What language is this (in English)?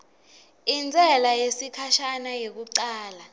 Swati